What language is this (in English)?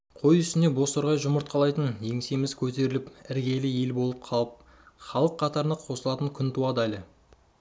Kazakh